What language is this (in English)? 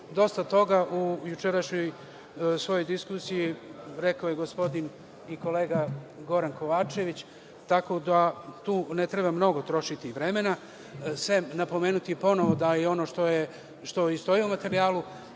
Serbian